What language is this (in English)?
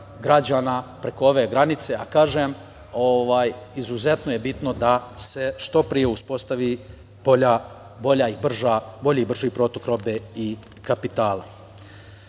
Serbian